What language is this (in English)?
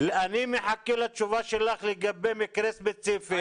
Hebrew